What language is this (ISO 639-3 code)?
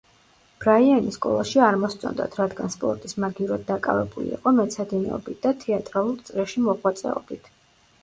kat